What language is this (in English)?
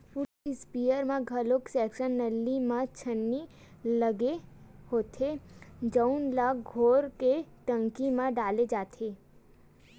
Chhattisgarhi